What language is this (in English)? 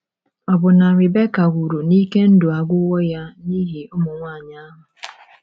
Igbo